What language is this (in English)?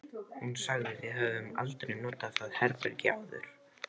Icelandic